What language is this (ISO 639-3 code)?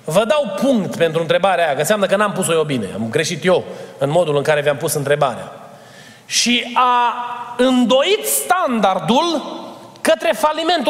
ron